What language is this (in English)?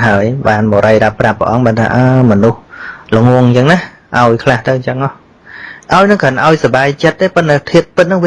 Vietnamese